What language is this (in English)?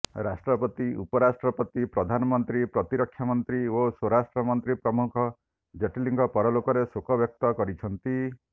Odia